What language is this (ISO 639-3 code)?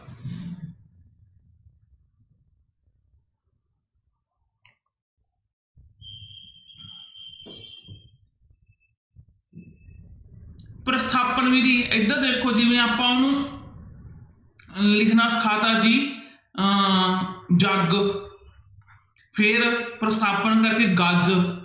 pan